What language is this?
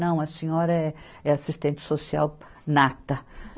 Portuguese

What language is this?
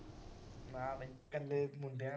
Punjabi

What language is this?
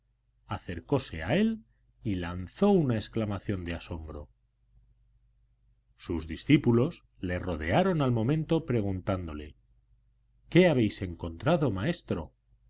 Spanish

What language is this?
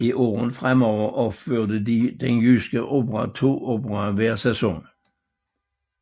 Danish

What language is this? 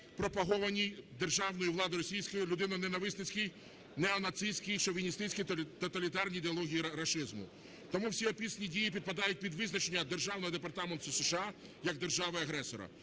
Ukrainian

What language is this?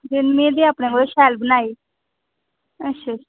Dogri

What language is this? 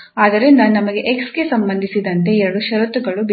Kannada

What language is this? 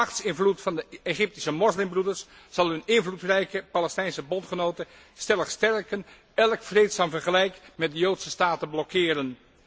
Dutch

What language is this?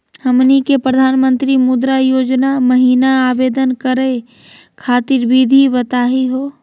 Magahi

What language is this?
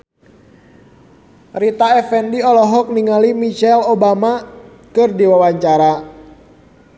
Sundanese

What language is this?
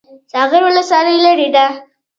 Pashto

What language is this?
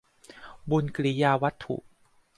Thai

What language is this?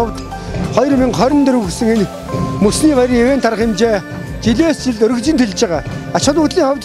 Turkish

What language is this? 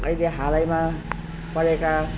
Nepali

